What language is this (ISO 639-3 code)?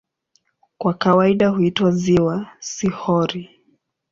swa